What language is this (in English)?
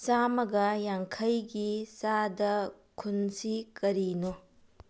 Manipuri